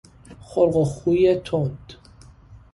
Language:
Persian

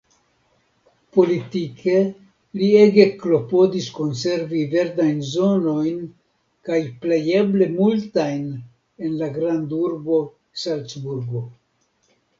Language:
Esperanto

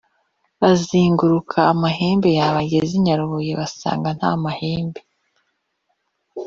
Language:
Kinyarwanda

